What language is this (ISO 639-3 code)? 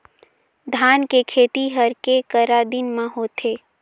hne